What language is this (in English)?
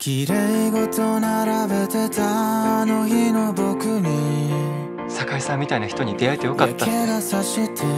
Japanese